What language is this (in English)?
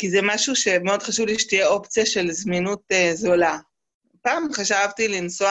Hebrew